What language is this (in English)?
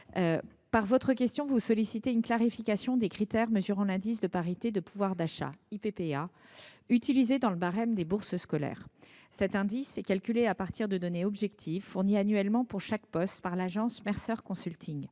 French